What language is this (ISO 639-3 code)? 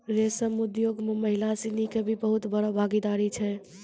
mai